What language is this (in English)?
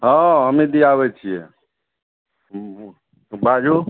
Maithili